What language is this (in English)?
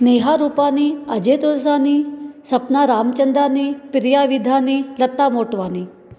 Sindhi